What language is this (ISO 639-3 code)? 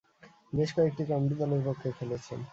ben